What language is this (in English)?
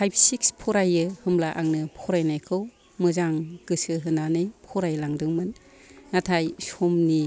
Bodo